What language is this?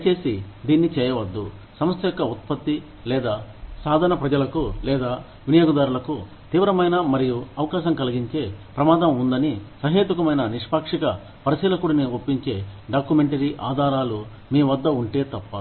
Telugu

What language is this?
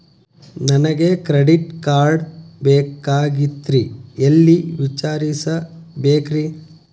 Kannada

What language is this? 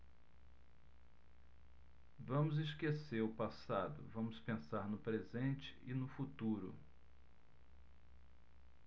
Portuguese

